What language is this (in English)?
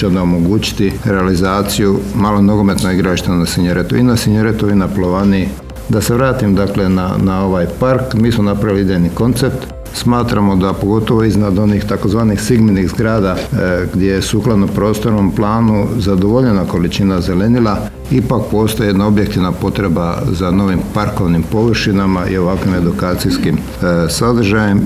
Croatian